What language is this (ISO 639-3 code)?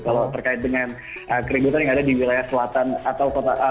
ind